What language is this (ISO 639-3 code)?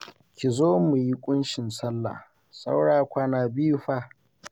hau